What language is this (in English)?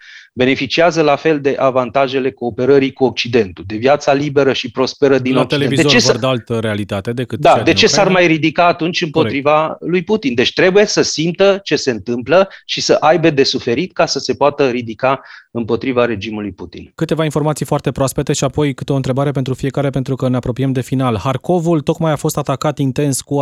Romanian